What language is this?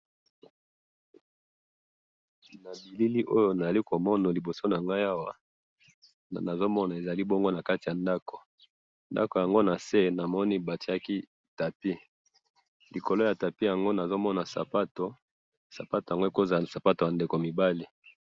Lingala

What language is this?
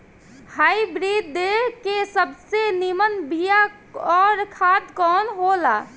Bhojpuri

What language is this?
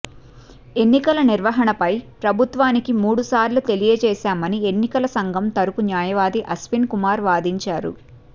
Telugu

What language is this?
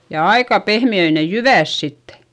Finnish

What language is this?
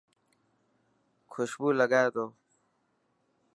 Dhatki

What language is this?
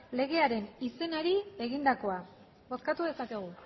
Basque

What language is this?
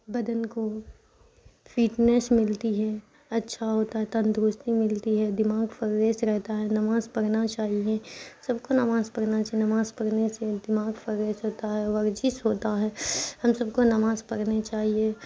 Urdu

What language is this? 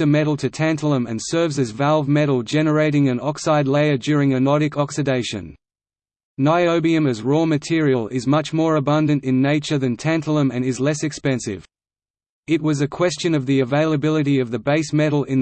English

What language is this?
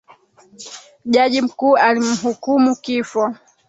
Swahili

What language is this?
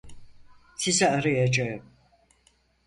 Turkish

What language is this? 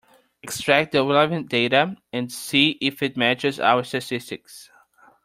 English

